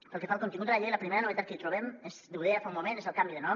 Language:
Catalan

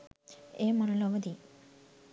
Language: Sinhala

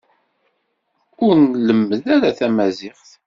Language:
Kabyle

